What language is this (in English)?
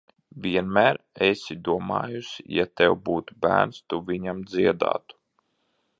Latvian